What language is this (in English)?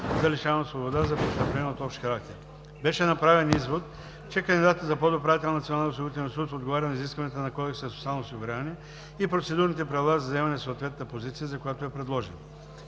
Bulgarian